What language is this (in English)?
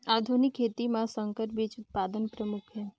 Chhattisgarhi